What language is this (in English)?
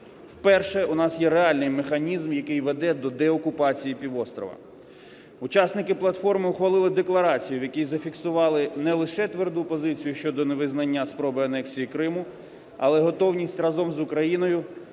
Ukrainian